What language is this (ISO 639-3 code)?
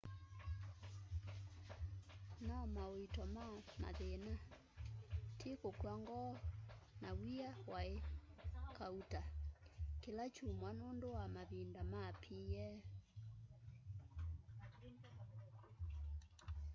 kam